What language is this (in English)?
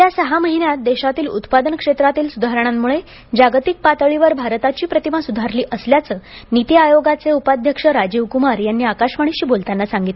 Marathi